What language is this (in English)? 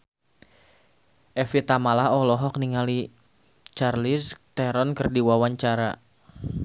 Sundanese